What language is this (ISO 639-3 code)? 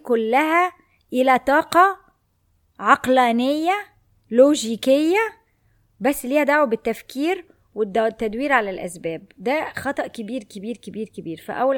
ara